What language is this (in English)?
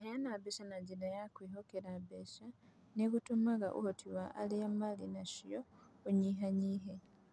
Kikuyu